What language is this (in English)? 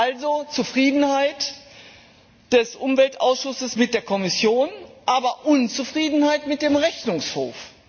German